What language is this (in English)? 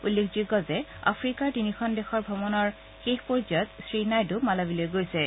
Assamese